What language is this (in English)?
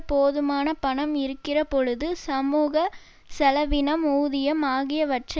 Tamil